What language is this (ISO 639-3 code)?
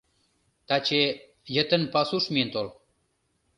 chm